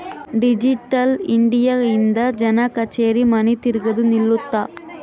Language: Kannada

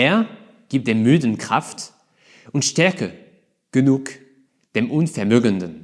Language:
German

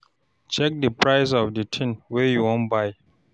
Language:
Nigerian Pidgin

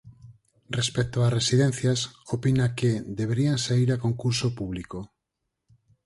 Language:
Galician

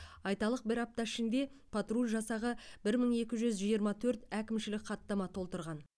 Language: Kazakh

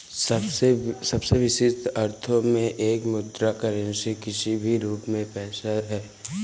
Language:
Hindi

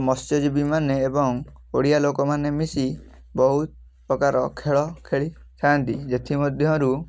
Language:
Odia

